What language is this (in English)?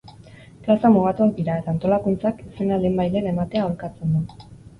Basque